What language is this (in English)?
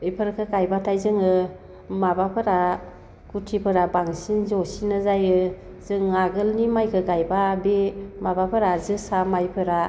Bodo